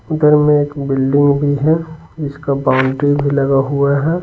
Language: Hindi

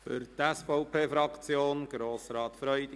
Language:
Swiss German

